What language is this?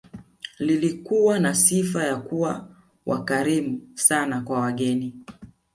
Swahili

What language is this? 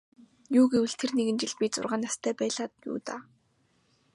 Mongolian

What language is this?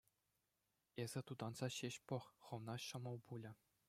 Chuvash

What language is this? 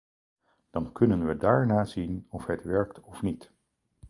Dutch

